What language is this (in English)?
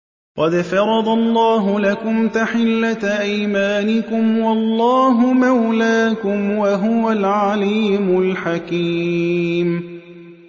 Arabic